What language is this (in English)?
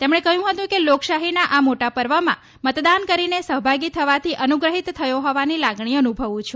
Gujarati